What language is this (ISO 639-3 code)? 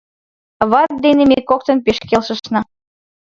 chm